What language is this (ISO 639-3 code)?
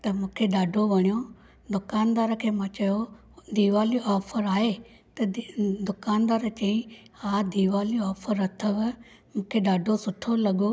snd